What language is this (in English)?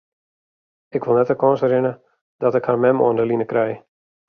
Western Frisian